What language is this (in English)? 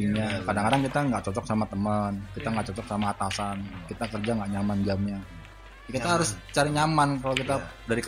Indonesian